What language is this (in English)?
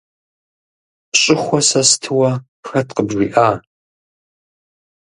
Kabardian